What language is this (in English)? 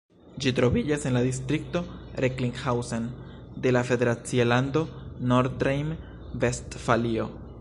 Esperanto